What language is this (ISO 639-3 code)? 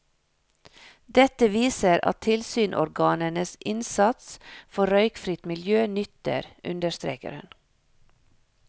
nor